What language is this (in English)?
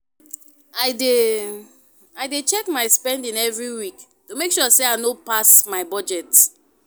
Nigerian Pidgin